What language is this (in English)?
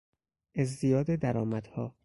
Persian